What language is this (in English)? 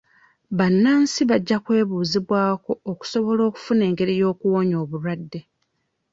Ganda